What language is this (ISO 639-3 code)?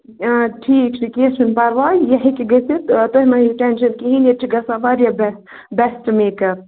kas